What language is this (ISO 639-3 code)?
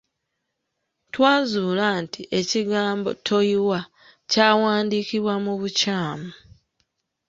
lug